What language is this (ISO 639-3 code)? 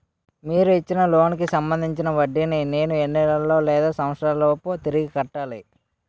tel